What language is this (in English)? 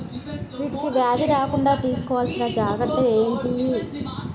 Telugu